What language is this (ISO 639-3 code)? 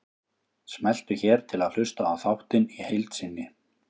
isl